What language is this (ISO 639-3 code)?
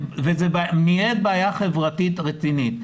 heb